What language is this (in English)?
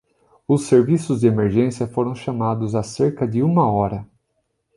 Portuguese